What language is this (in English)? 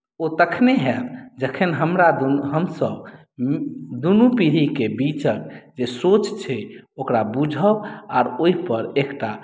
Maithili